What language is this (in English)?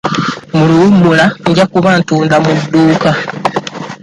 Ganda